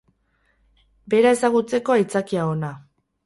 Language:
Basque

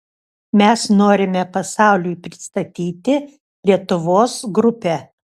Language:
Lithuanian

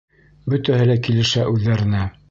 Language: Bashkir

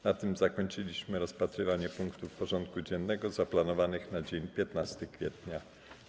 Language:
Polish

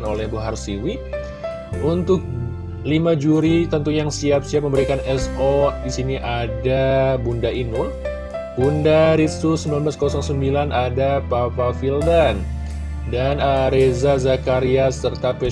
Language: Indonesian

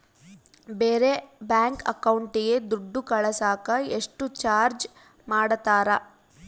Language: Kannada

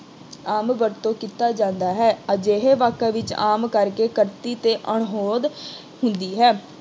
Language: Punjabi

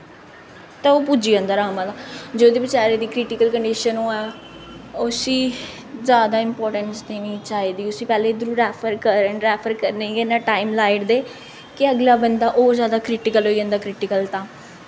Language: Dogri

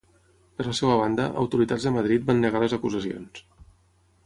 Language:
Catalan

